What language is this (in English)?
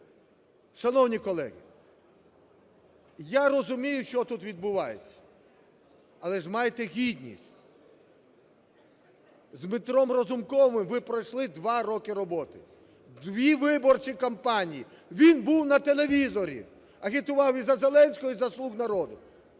Ukrainian